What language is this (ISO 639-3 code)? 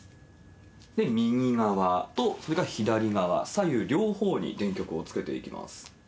jpn